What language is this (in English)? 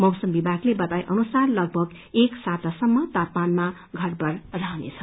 Nepali